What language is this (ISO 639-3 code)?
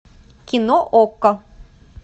rus